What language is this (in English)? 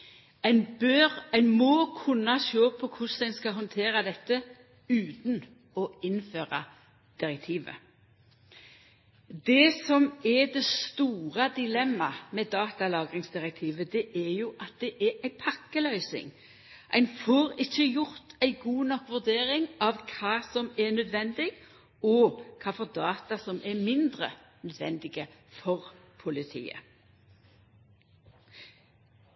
Norwegian Nynorsk